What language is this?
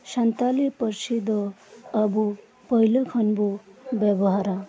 Santali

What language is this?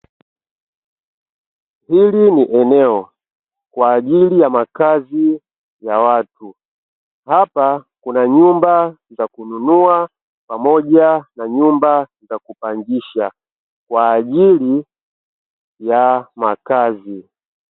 Swahili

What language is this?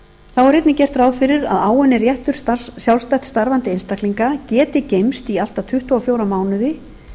Icelandic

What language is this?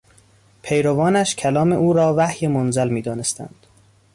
Persian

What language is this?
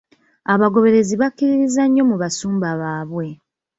Ganda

